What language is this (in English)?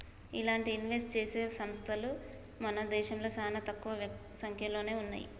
Telugu